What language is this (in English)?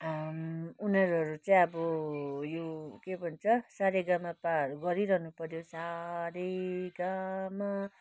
Nepali